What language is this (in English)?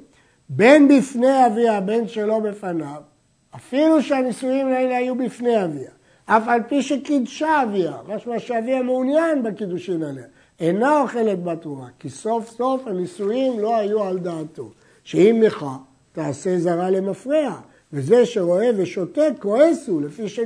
Hebrew